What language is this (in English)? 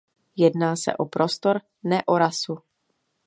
Czech